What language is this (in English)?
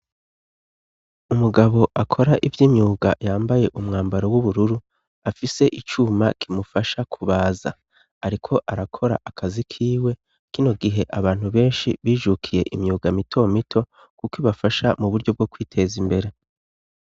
Rundi